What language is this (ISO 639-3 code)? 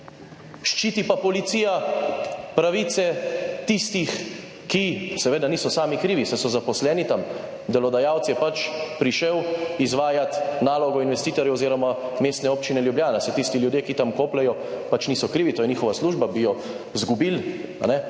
slv